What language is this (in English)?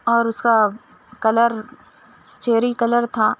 Urdu